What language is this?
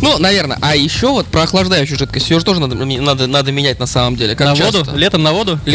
Russian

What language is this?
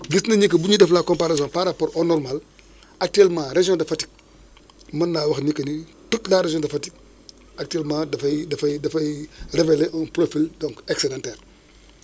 Wolof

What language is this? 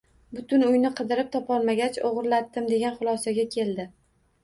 Uzbek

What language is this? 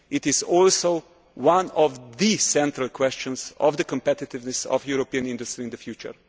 English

